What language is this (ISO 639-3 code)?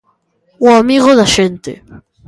glg